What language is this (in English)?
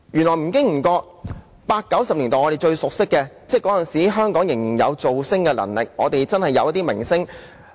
Cantonese